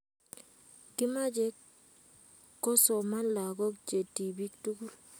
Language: Kalenjin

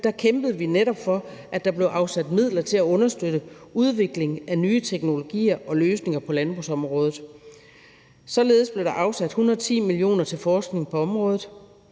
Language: Danish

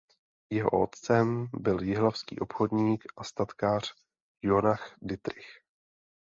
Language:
Czech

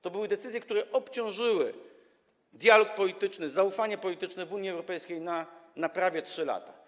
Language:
Polish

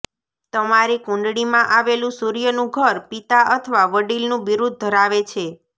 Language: Gujarati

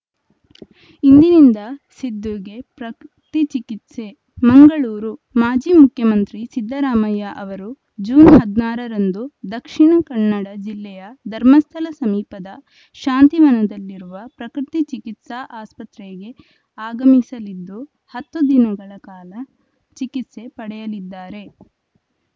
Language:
Kannada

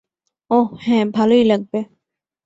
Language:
Bangla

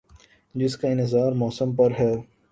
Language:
Urdu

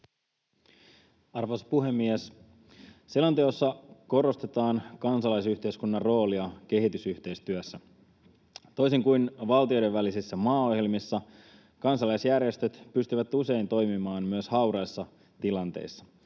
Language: Finnish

